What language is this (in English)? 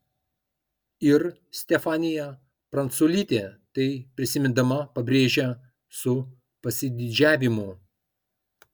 Lithuanian